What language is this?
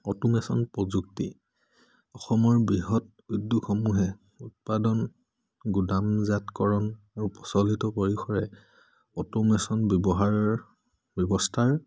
Assamese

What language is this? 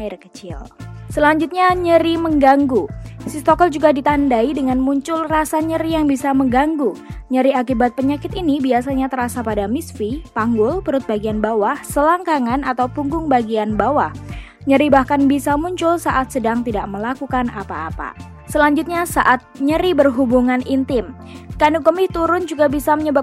Indonesian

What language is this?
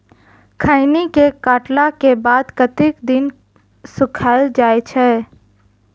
Maithili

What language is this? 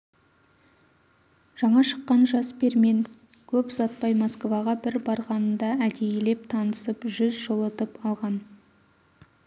Kazakh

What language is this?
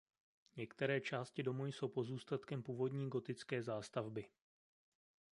Czech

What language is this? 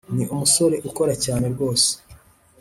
Kinyarwanda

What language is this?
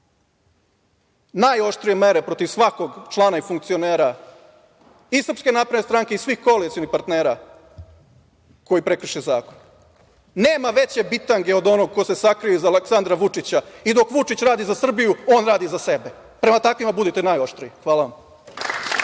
Serbian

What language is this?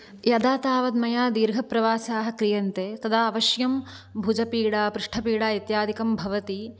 Sanskrit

